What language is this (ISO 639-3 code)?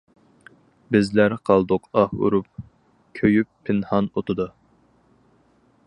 uig